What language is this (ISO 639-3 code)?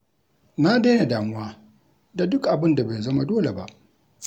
hau